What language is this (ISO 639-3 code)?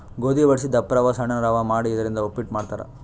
kan